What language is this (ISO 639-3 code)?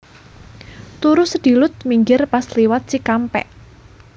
jav